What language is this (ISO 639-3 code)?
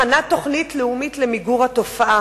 heb